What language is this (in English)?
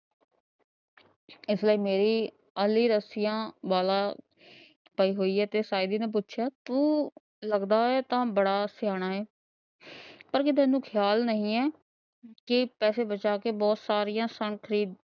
Punjabi